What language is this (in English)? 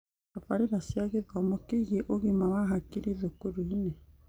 Kikuyu